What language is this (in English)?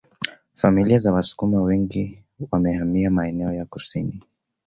Swahili